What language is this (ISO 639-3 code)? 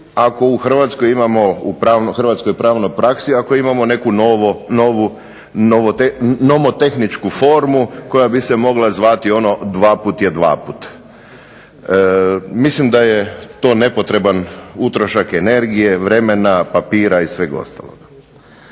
hrv